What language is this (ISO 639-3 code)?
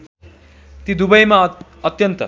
nep